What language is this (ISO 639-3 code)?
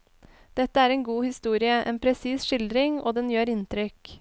nor